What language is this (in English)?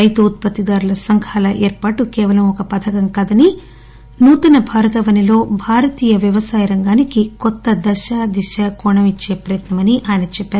Telugu